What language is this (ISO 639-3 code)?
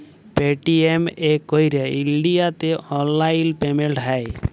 ben